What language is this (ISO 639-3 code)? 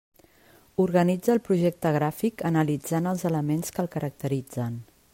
cat